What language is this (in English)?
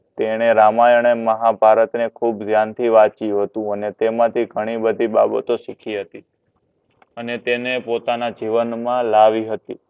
Gujarati